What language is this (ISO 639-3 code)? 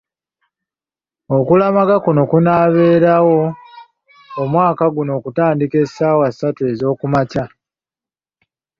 lug